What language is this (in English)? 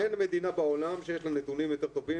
Hebrew